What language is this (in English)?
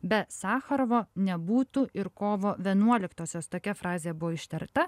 Lithuanian